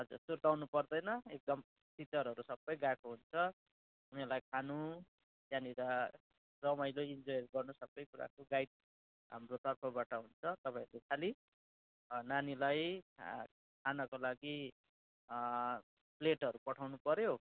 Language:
Nepali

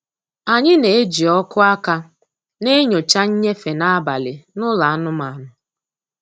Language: Igbo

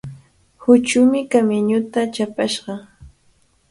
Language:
Cajatambo North Lima Quechua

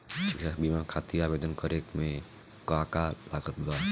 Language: Bhojpuri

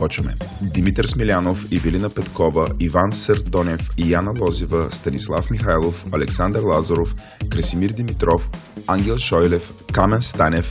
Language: Bulgarian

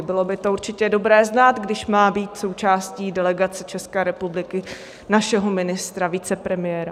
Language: Czech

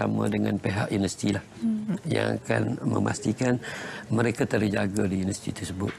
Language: Malay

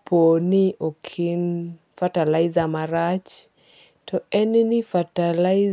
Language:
Luo (Kenya and Tanzania)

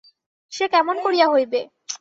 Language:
Bangla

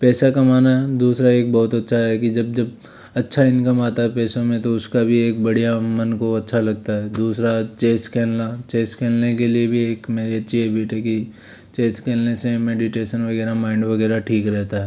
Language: Hindi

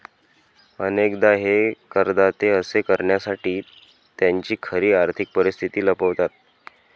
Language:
Marathi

